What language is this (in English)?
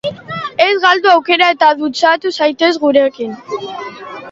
Basque